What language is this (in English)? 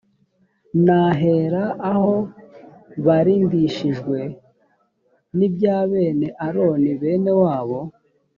Kinyarwanda